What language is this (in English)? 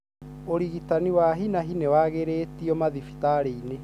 Kikuyu